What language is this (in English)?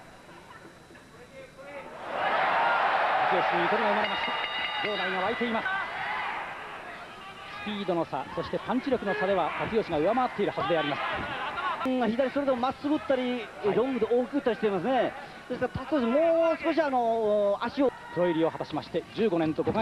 Japanese